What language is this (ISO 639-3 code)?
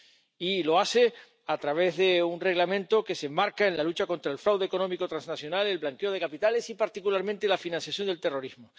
spa